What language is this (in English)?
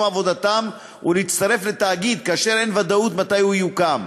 Hebrew